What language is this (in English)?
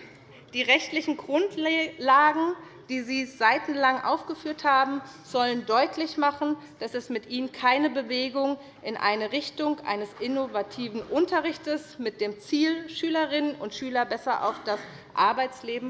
German